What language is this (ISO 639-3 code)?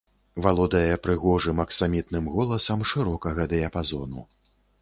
bel